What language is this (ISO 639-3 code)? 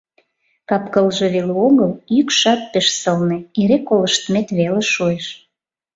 chm